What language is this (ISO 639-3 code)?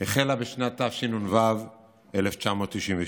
heb